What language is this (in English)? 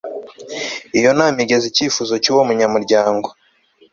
Kinyarwanda